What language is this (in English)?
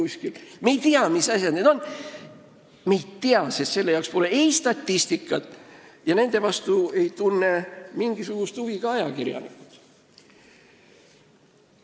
Estonian